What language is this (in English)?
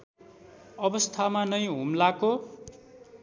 Nepali